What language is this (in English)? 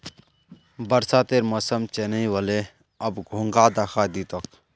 Magahi